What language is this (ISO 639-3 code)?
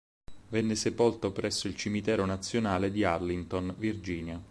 ita